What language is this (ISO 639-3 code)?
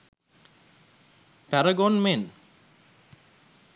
sin